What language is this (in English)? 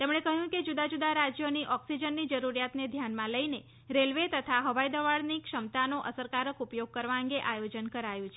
Gujarati